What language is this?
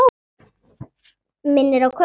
Icelandic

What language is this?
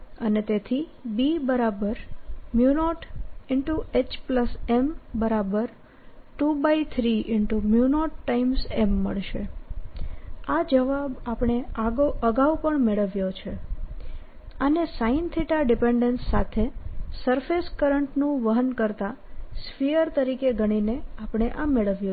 Gujarati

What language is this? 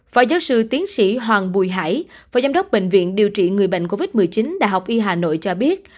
Vietnamese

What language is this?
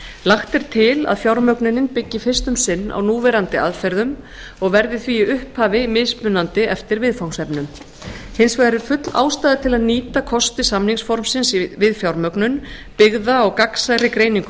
Icelandic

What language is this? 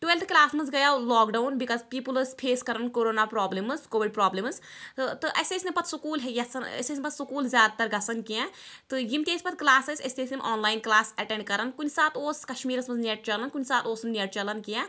Kashmiri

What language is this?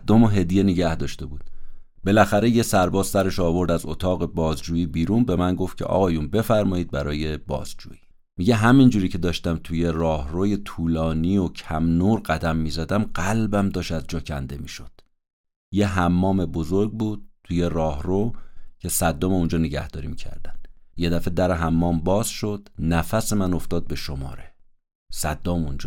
Persian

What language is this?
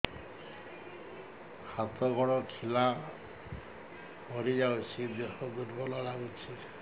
Odia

